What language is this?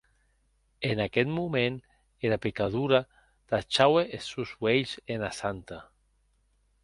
Occitan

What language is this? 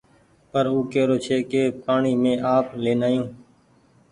Goaria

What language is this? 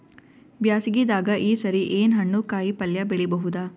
Kannada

